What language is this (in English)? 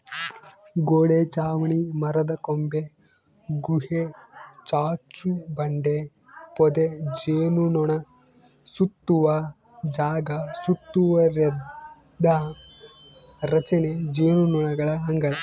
Kannada